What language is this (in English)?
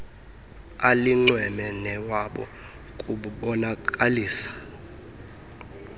Xhosa